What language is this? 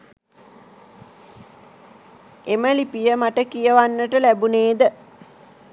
Sinhala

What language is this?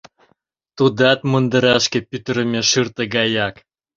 Mari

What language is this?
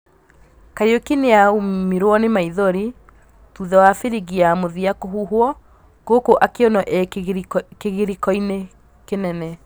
Kikuyu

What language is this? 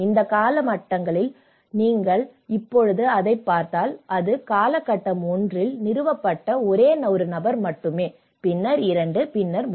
Tamil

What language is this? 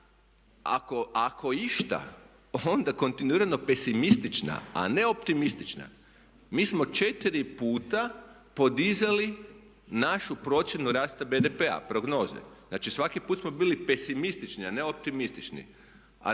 Croatian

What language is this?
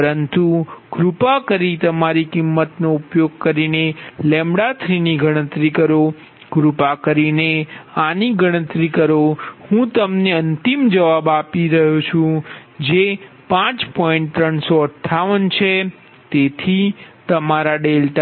Gujarati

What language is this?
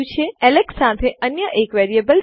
Gujarati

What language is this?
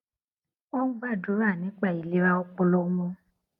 Yoruba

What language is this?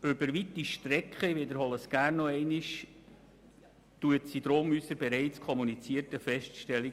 Swiss German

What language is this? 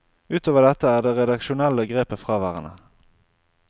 Norwegian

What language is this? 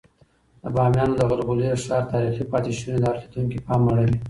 Pashto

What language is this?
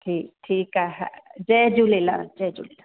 Sindhi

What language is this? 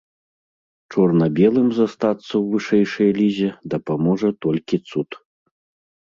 Belarusian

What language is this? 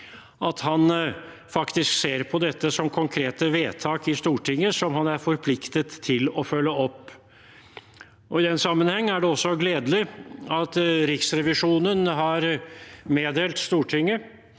Norwegian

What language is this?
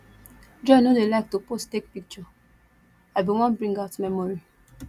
Nigerian Pidgin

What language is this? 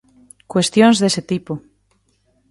Galician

